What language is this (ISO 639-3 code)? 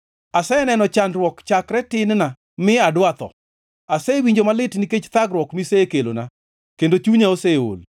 luo